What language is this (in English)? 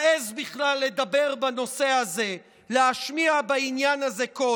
Hebrew